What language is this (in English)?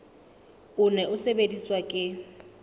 Southern Sotho